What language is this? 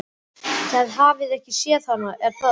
Icelandic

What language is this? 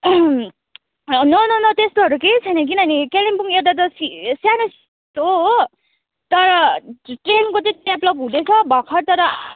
Nepali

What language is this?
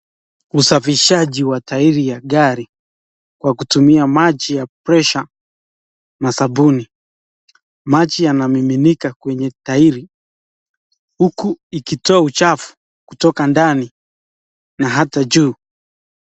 Swahili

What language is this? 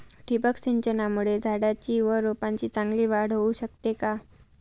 Marathi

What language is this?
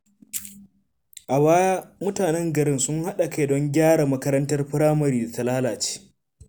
Hausa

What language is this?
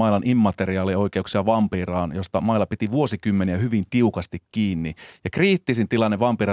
Finnish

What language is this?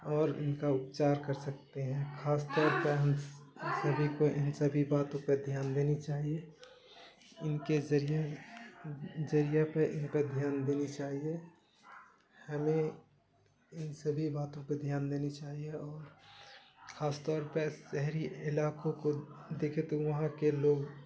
Urdu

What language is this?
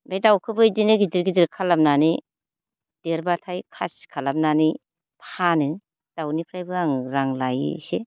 Bodo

